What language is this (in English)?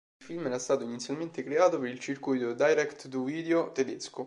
Italian